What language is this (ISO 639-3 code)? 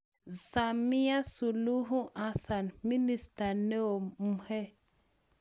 kln